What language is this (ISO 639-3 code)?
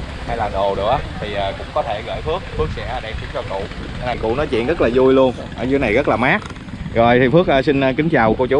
vie